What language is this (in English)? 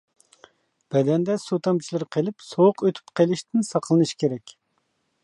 Uyghur